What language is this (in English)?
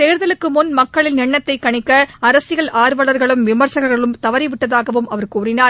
Tamil